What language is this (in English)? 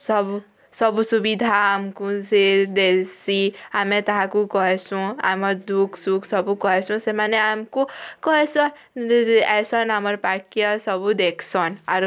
Odia